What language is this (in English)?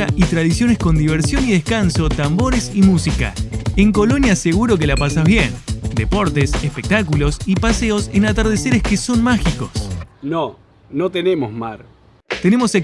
Spanish